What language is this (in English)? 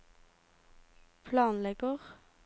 Norwegian